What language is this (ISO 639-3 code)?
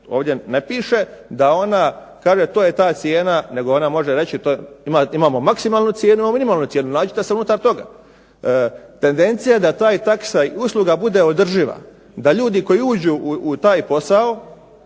hrv